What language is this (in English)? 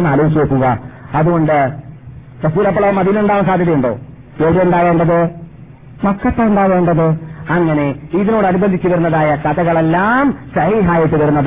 Malayalam